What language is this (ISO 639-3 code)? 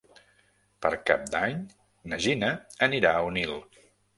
cat